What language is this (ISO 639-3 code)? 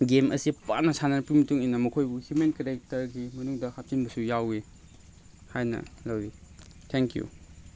mni